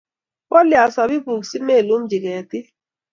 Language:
Kalenjin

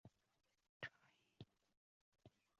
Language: Chinese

